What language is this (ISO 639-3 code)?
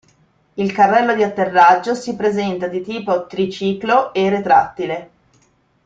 ita